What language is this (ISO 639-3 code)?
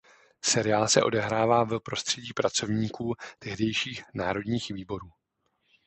ces